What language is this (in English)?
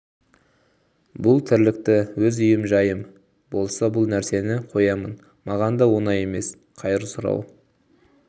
Kazakh